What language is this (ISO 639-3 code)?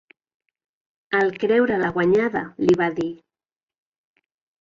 cat